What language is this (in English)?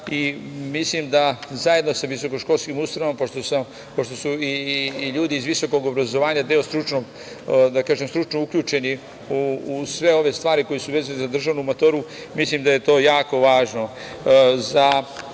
Serbian